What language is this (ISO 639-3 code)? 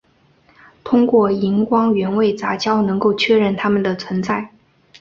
zho